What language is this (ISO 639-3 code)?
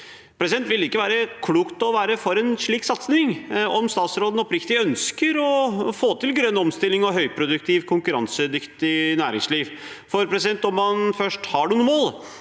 nor